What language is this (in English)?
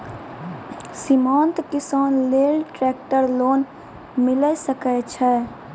Maithili